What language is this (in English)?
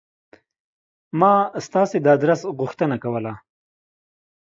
Pashto